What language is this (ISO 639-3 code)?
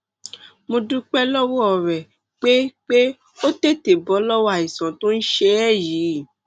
yor